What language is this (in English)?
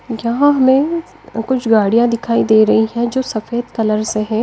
Hindi